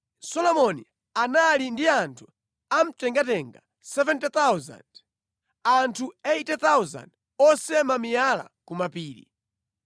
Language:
Nyanja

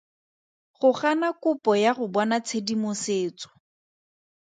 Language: Tswana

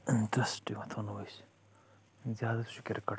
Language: Kashmiri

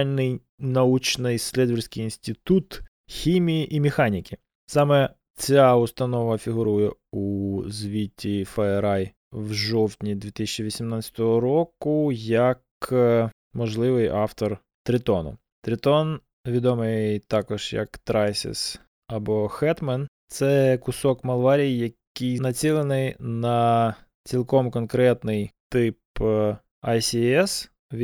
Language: Ukrainian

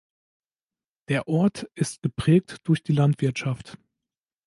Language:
German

